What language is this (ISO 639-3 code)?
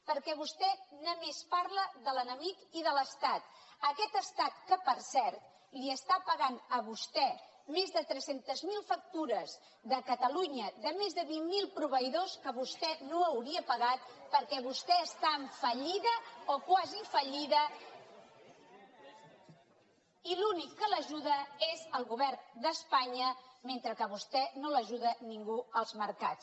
cat